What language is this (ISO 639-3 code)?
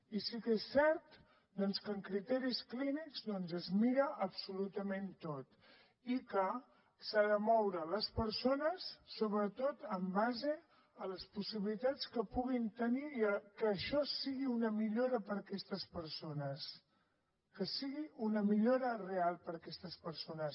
cat